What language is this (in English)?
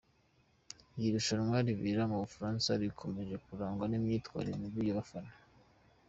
Kinyarwanda